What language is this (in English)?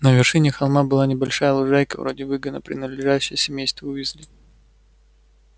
Russian